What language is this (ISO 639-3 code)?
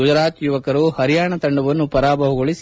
kan